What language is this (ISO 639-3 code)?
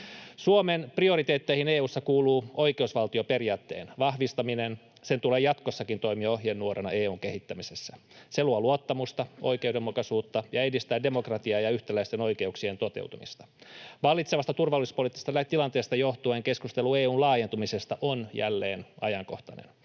fin